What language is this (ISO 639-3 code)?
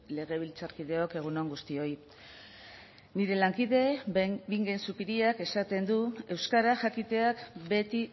eus